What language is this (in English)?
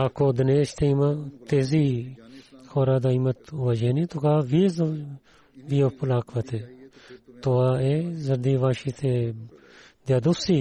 Bulgarian